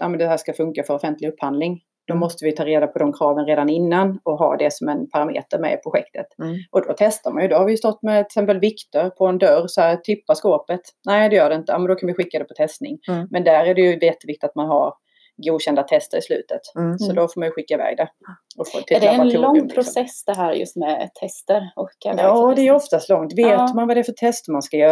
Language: Swedish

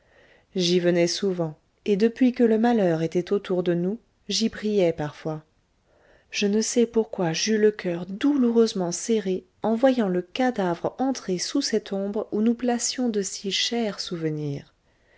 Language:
French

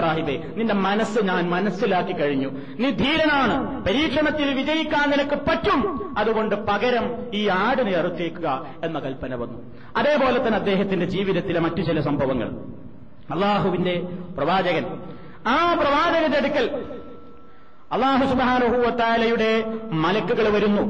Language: Malayalam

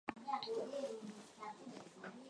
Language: Swahili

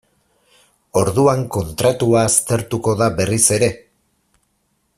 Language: Basque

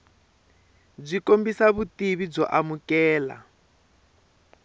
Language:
Tsonga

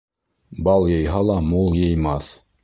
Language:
Bashkir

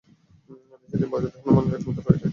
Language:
Bangla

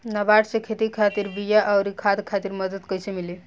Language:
Bhojpuri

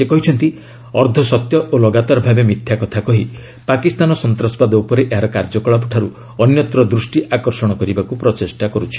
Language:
Odia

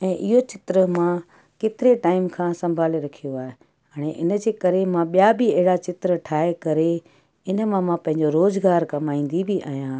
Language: Sindhi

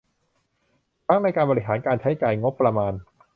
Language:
Thai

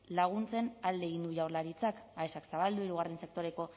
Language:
Basque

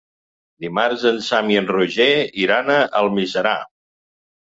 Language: Catalan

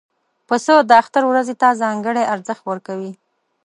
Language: Pashto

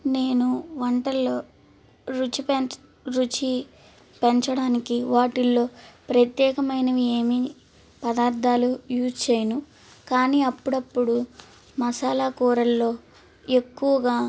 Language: Telugu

